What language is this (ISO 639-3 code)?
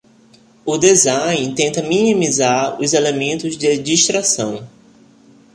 por